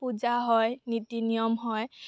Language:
Assamese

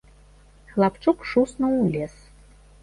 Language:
Belarusian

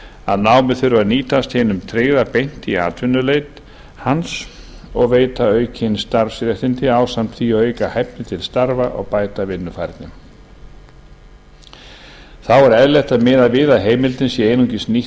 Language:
Icelandic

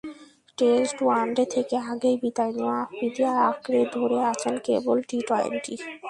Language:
Bangla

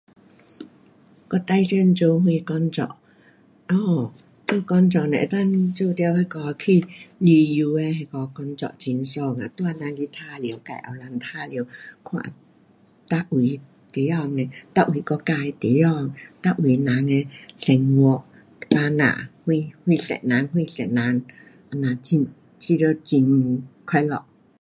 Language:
Pu-Xian Chinese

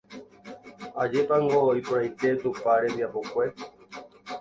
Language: Guarani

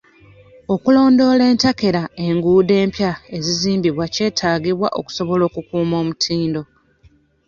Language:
Ganda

